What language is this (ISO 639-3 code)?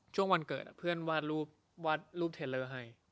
tha